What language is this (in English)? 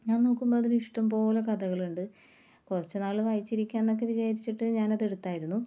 Malayalam